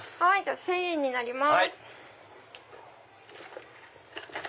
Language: Japanese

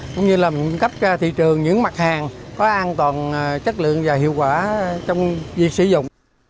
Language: Vietnamese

